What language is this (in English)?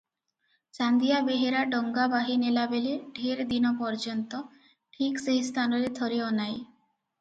Odia